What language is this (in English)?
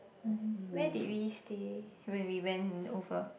English